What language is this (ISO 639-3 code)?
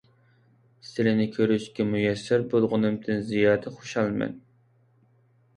uig